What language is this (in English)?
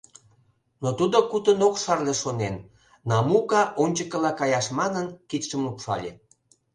Mari